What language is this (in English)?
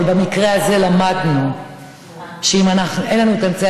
Hebrew